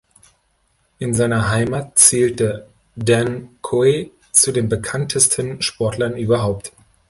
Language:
German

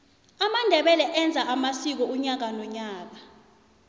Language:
South Ndebele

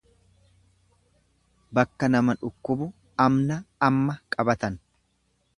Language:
Oromo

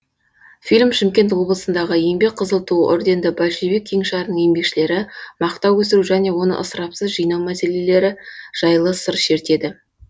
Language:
Kazakh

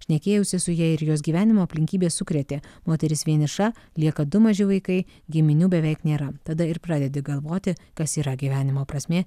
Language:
Lithuanian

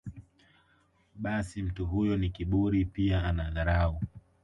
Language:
Swahili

